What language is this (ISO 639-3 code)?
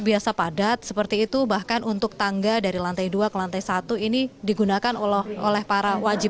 ind